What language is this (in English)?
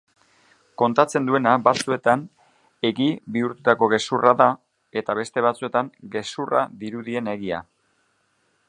Basque